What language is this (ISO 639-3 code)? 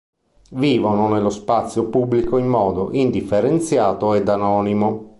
ita